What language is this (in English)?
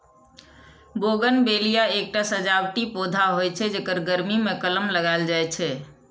Maithili